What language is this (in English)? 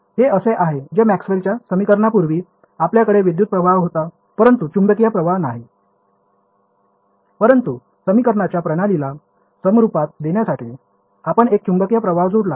Marathi